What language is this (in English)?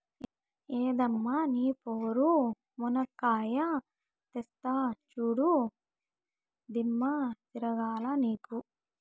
Telugu